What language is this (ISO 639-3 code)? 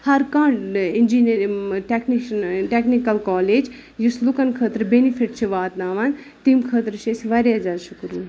kas